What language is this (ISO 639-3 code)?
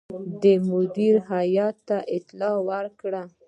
pus